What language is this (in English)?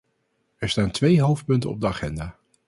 Dutch